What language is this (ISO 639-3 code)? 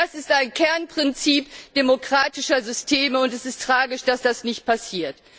deu